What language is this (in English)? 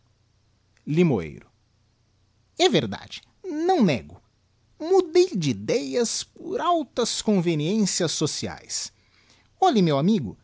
Portuguese